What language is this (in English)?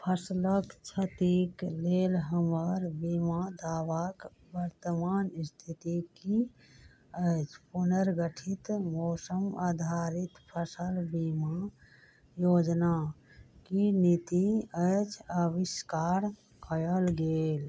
Maithili